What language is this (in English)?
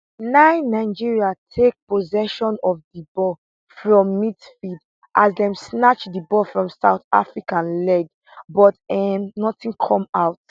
Nigerian Pidgin